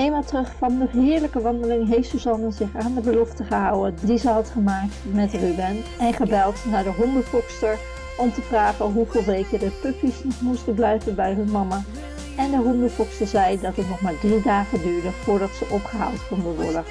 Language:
Dutch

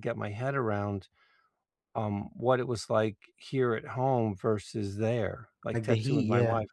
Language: English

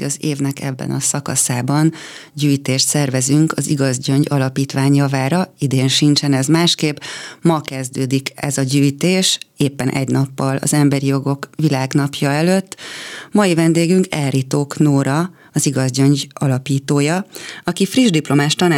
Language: Hungarian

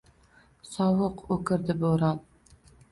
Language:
Uzbek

